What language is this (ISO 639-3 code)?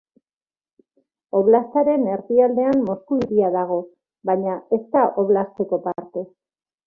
eus